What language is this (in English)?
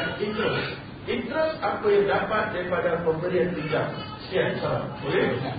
Malay